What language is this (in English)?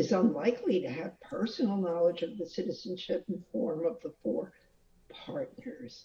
English